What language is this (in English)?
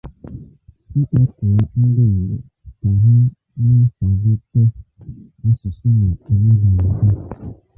Igbo